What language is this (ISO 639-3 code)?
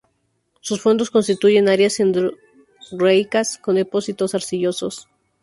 spa